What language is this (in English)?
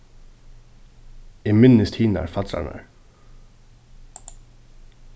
Faroese